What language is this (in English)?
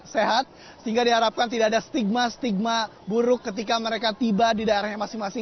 Indonesian